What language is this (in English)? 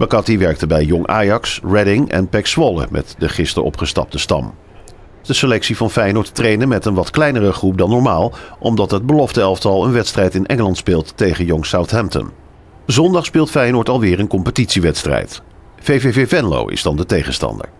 Dutch